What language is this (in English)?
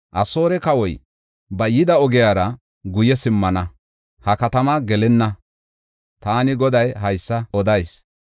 Gofa